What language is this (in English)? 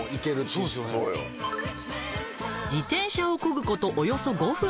Japanese